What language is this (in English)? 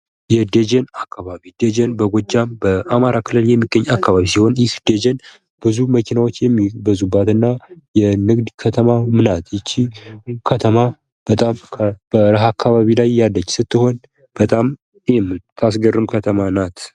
Amharic